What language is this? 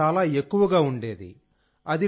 Telugu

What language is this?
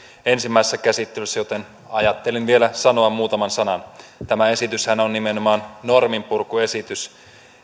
Finnish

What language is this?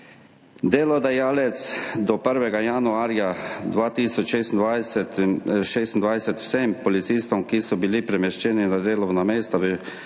Slovenian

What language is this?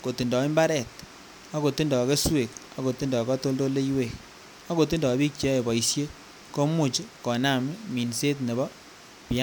Kalenjin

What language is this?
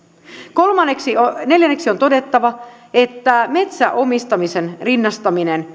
Finnish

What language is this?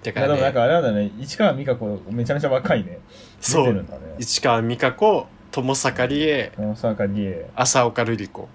Japanese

